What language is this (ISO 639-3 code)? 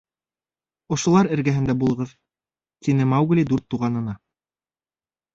bak